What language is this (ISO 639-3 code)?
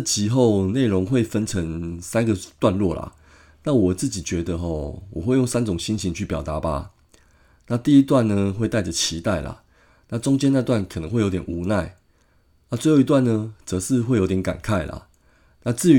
zho